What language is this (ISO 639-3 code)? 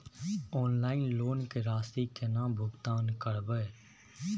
mai